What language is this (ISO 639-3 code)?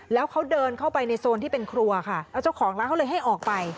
tha